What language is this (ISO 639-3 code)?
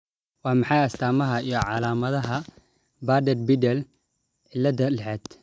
som